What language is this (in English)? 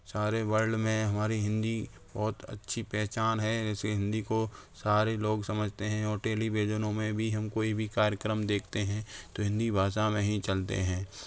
Hindi